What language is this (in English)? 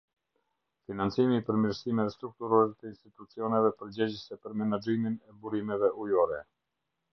Albanian